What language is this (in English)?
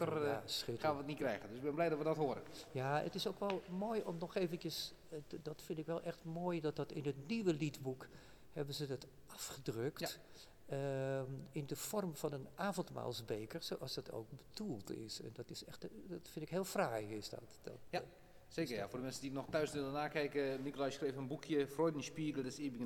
Dutch